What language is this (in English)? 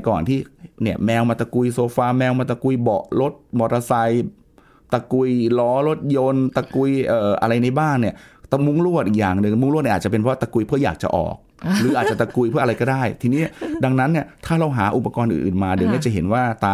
Thai